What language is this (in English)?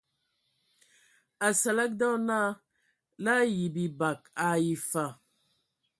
Ewondo